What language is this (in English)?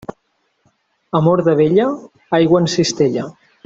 Catalan